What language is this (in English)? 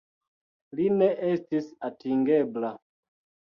Esperanto